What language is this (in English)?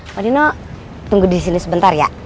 Indonesian